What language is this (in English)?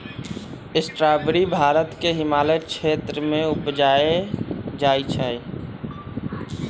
Magahi